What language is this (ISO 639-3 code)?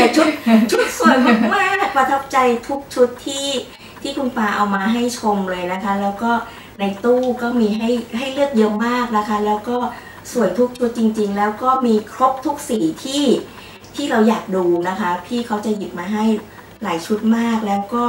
tha